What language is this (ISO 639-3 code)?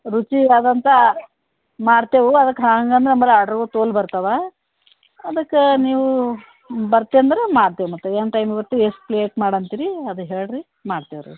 kan